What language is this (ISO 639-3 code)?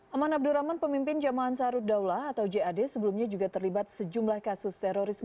ind